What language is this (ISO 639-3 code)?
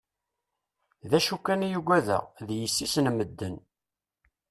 kab